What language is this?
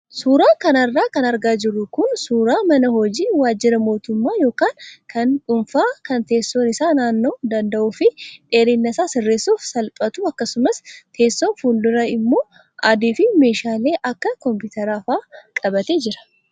Oromo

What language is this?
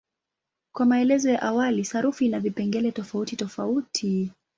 Swahili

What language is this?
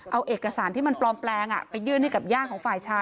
Thai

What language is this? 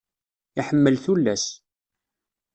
Kabyle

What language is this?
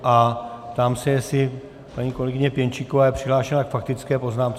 Czech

